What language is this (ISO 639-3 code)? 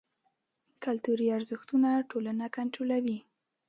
pus